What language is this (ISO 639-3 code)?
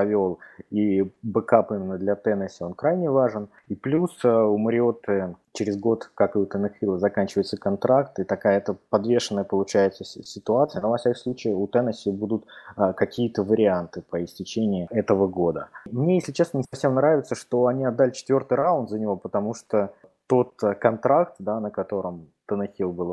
rus